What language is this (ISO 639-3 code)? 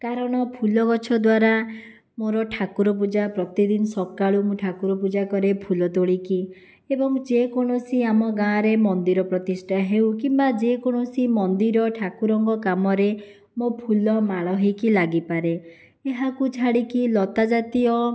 ori